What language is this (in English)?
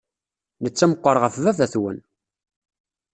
Kabyle